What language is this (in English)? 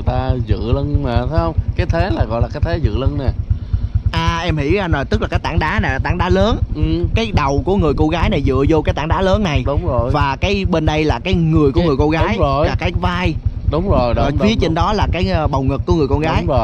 Vietnamese